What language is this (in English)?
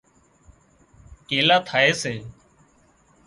Wadiyara Koli